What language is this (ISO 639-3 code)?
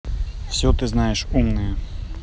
rus